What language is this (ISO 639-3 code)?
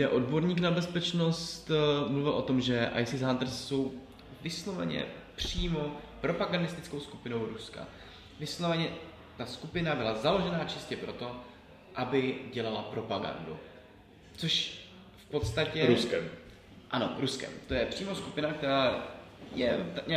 ces